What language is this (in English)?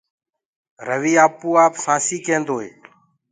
Gurgula